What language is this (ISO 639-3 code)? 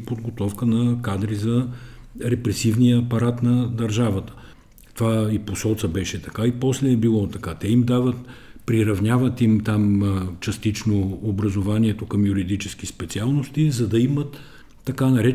bul